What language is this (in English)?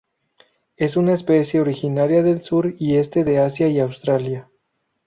Spanish